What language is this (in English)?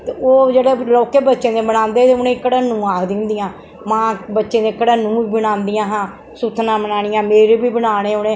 Dogri